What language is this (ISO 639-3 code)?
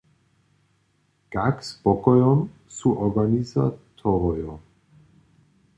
hsb